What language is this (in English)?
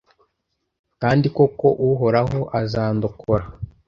Kinyarwanda